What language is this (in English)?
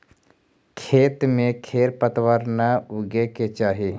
Magahi